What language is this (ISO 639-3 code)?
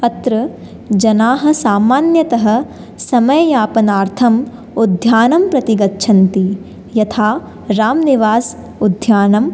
san